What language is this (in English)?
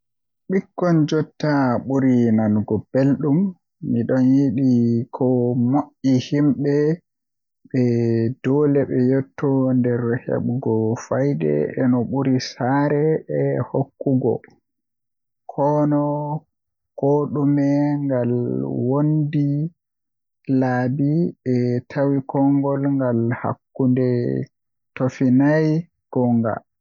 Western Niger Fulfulde